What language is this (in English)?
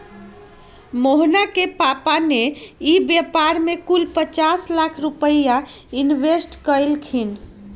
Magahi